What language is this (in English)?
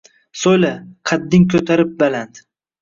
Uzbek